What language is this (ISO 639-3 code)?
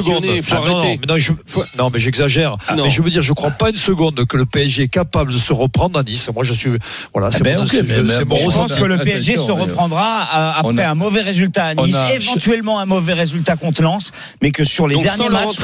fra